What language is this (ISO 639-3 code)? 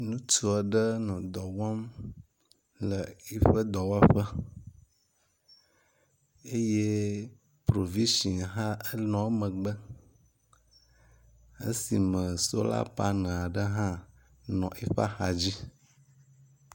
ewe